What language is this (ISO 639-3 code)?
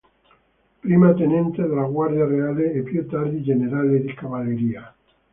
ita